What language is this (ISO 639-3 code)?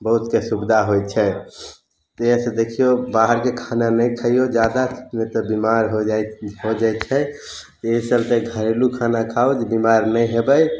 mai